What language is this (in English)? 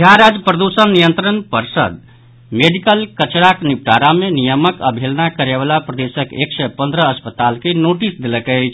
Maithili